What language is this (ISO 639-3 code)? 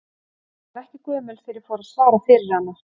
isl